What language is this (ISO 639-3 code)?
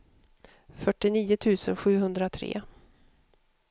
swe